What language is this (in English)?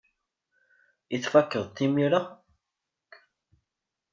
Kabyle